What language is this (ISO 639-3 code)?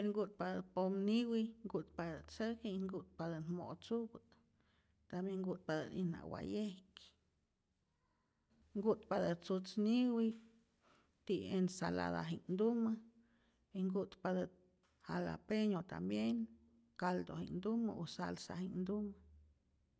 zor